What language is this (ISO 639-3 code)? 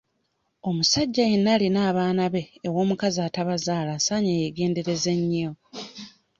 lug